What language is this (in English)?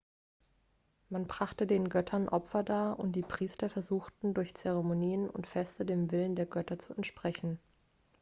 German